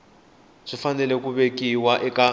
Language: Tsonga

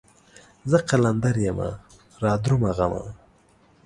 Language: Pashto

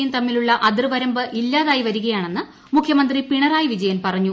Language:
Malayalam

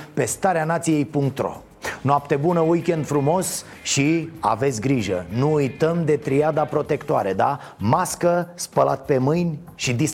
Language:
Romanian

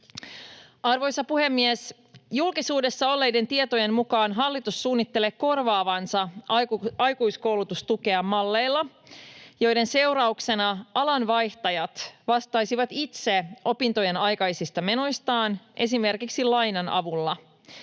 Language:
Finnish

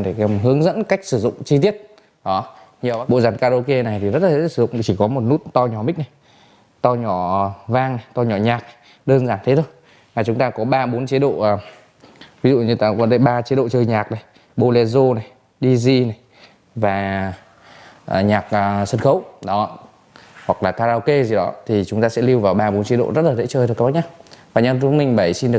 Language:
Vietnamese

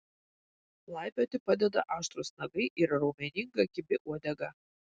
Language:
Lithuanian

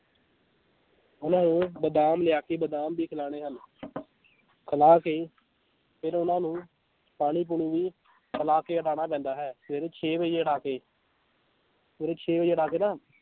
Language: Punjabi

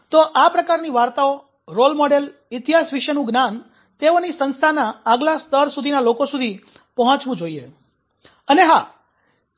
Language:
Gujarati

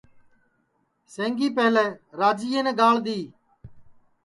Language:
Sansi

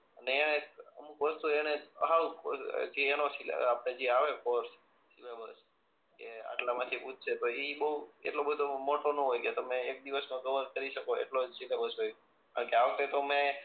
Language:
Gujarati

